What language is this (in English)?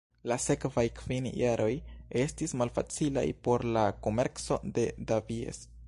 Esperanto